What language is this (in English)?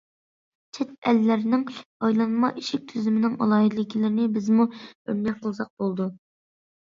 Uyghur